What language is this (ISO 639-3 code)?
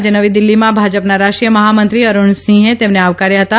guj